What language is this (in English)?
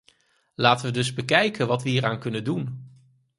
Dutch